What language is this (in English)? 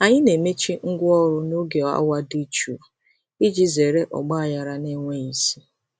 Igbo